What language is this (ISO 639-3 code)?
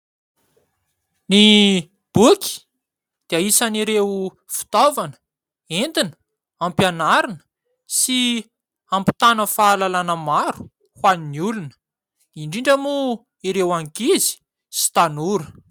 mlg